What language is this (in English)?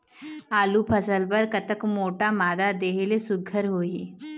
Chhattisgarhi